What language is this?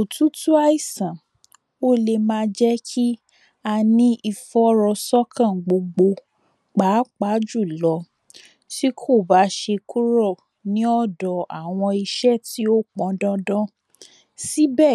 Yoruba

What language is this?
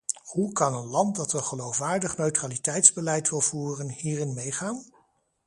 Dutch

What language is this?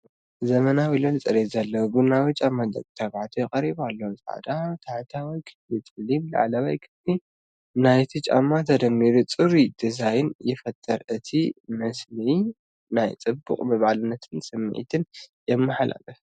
Tigrinya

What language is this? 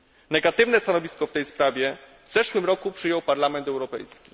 Polish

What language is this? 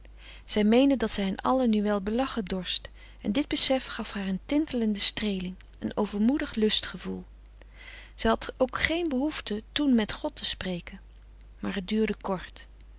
Dutch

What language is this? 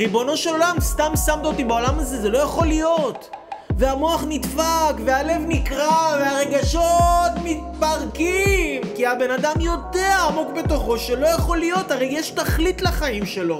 Hebrew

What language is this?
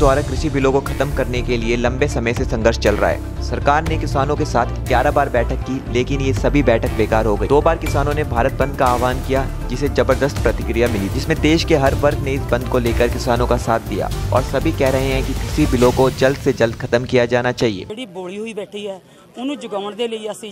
Hindi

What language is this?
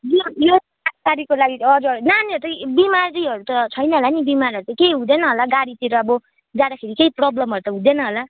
Nepali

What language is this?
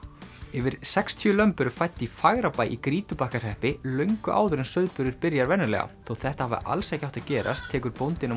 Icelandic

